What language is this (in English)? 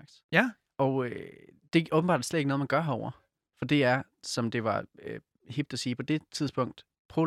Danish